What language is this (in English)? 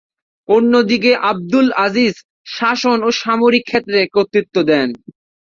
Bangla